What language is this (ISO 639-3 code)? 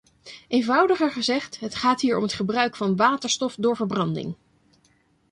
nld